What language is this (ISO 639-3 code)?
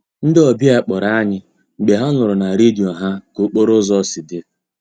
ibo